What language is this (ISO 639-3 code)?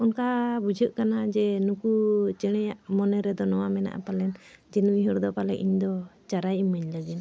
sat